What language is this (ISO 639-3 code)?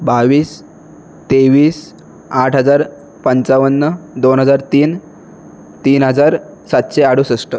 mar